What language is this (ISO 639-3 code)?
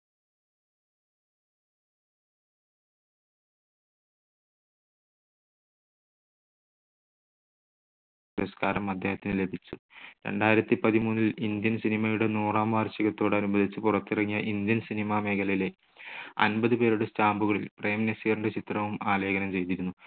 mal